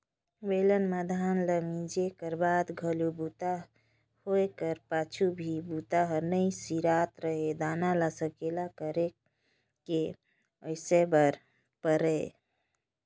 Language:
Chhattisgarhi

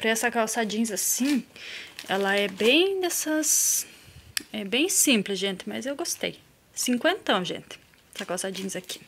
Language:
Portuguese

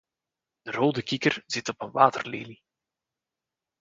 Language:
Dutch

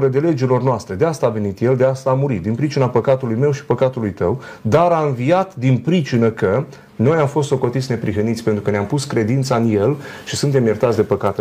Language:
Romanian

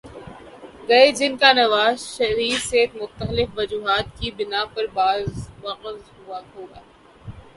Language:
Urdu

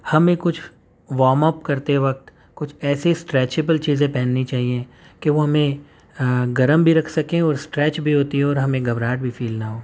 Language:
Urdu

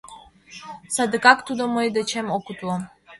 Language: Mari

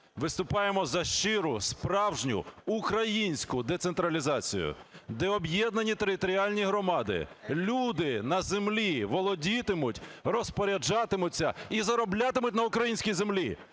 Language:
Ukrainian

